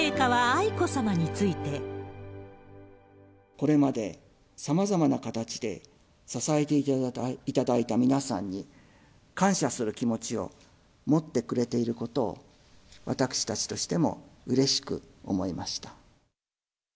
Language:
Japanese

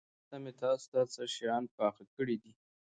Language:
Pashto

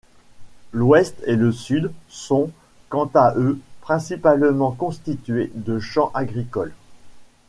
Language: French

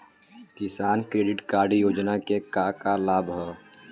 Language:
Bhojpuri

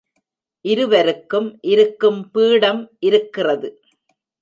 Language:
Tamil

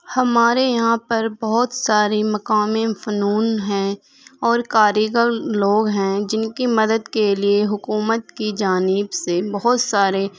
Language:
Urdu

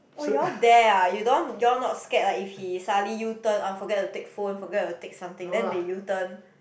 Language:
English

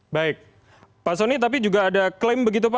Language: Indonesian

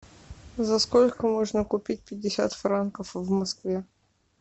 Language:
Russian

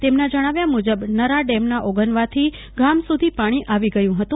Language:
Gujarati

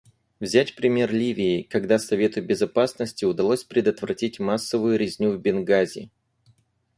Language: Russian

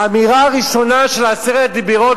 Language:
Hebrew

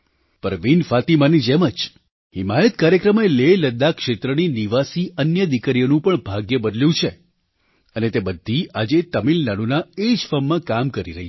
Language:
Gujarati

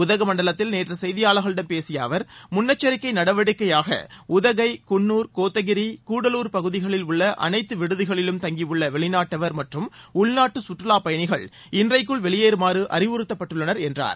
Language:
Tamil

